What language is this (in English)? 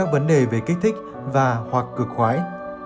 Vietnamese